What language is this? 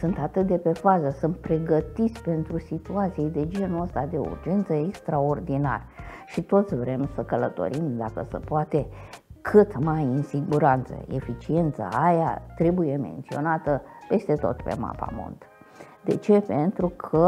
Romanian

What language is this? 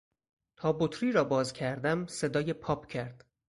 Persian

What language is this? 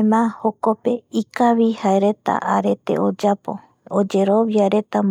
Eastern Bolivian Guaraní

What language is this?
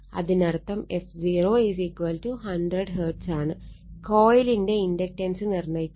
Malayalam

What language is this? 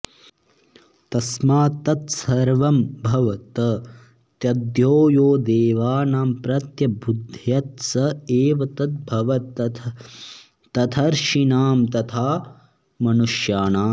Sanskrit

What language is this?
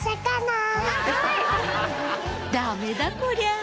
Japanese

